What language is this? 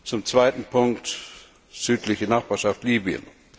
German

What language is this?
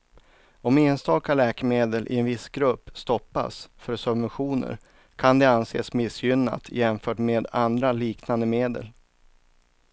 Swedish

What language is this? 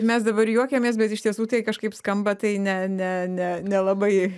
Lithuanian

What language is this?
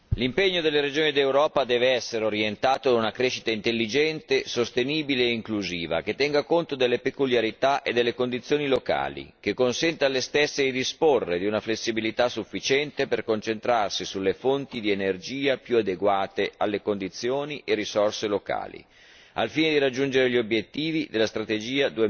Italian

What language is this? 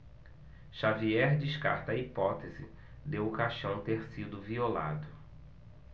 Portuguese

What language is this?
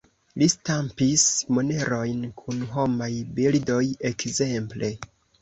Esperanto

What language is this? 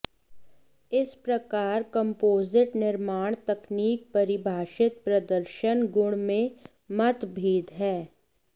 Hindi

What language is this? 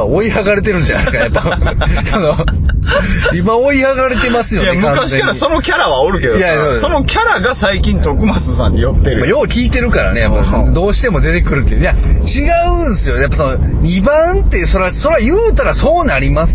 Japanese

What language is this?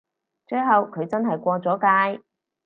Cantonese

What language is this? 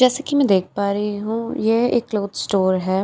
Hindi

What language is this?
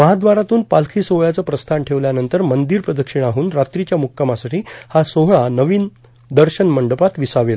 Marathi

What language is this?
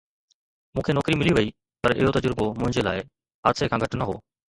Sindhi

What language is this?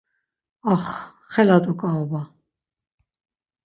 Laz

